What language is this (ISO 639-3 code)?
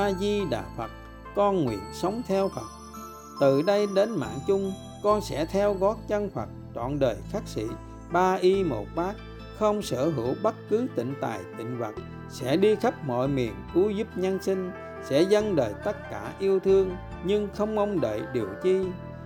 vie